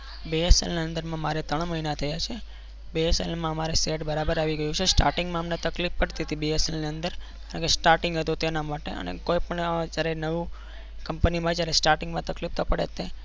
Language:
Gujarati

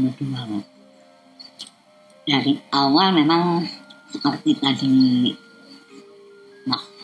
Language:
Indonesian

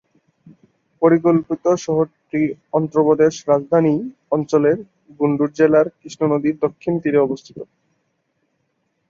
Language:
Bangla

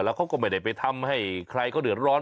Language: Thai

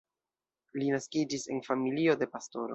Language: Esperanto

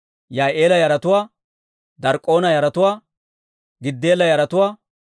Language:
Dawro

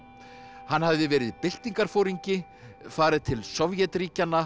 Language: Icelandic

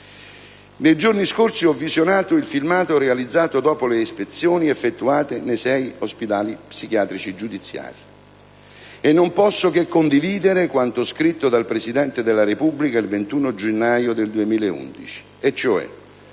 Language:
Italian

